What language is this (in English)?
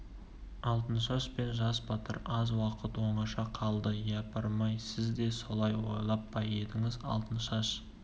Kazakh